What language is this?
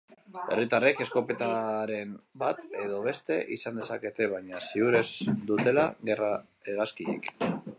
Basque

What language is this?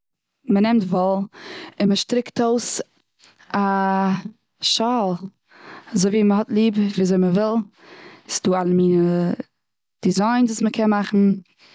Yiddish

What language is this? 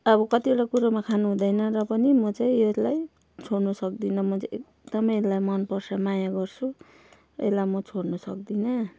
Nepali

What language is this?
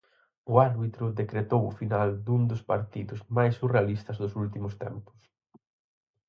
Galician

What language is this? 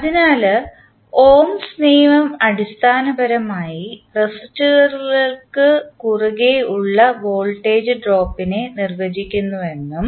Malayalam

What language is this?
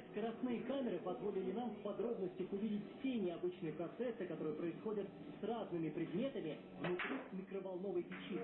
Russian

